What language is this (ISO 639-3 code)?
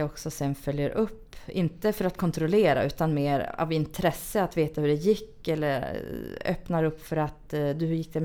swe